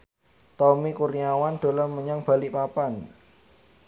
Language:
Javanese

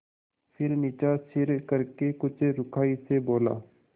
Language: Hindi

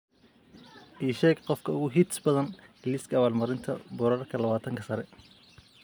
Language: Somali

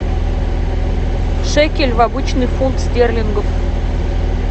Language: Russian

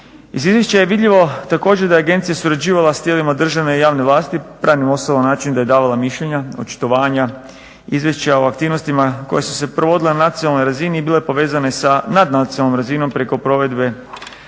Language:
Croatian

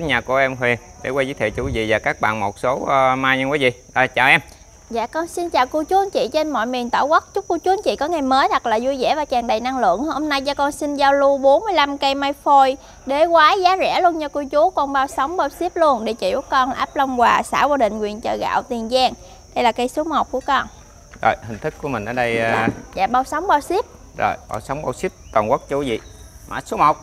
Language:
Vietnamese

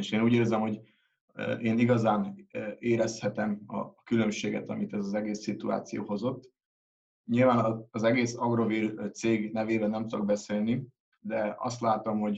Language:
Hungarian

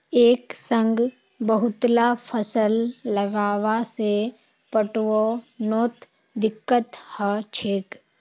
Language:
Magahi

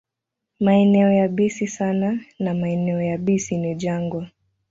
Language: Swahili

